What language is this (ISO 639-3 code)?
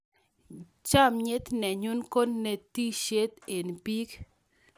kln